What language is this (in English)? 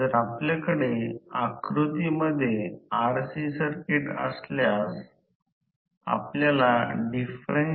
Marathi